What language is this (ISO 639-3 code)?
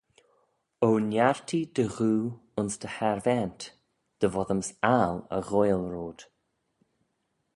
glv